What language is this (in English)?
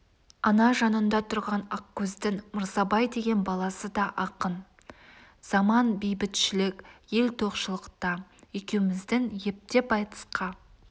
Kazakh